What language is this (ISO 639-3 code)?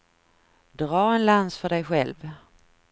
swe